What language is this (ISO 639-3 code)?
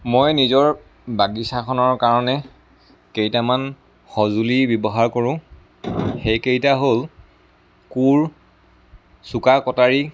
asm